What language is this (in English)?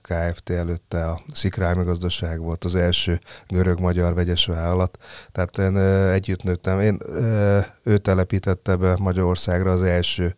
Hungarian